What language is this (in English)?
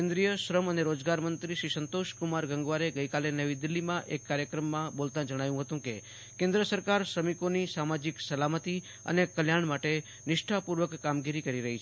Gujarati